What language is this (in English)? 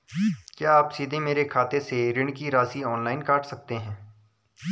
Hindi